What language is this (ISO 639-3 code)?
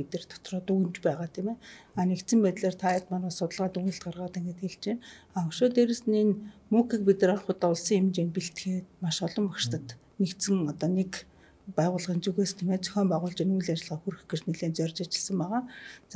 tur